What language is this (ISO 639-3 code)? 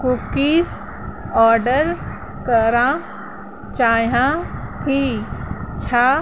snd